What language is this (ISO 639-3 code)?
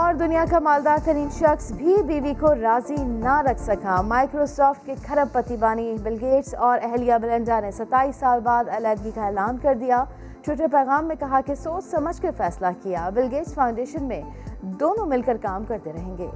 urd